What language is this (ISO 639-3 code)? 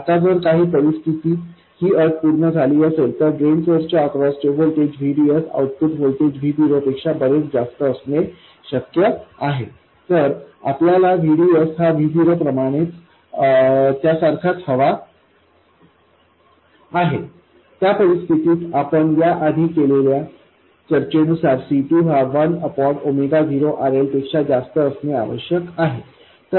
mar